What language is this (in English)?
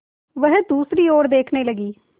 Hindi